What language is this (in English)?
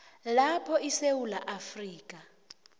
South Ndebele